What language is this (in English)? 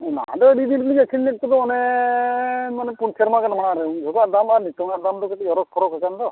Santali